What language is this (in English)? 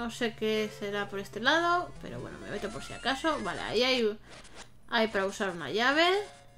Spanish